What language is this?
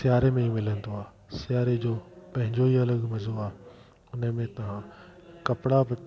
Sindhi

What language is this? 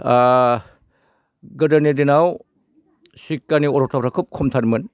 Bodo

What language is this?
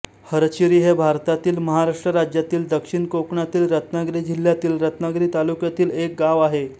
Marathi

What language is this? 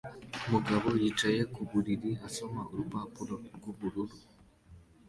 Kinyarwanda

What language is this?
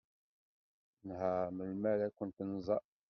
Kabyle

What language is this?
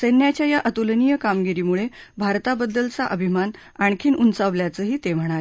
Marathi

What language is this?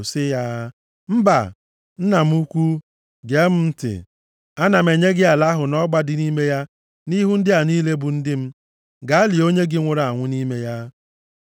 Igbo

